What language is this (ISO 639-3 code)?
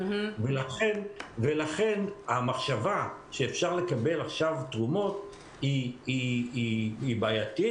heb